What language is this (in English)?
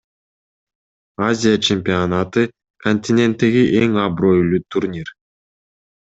Kyrgyz